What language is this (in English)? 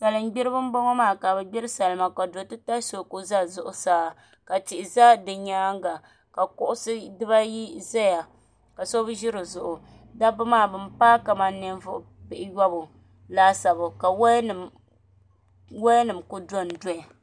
Dagbani